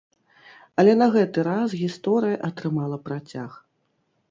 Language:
Belarusian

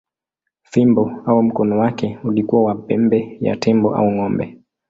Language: Swahili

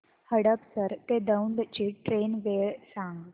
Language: Marathi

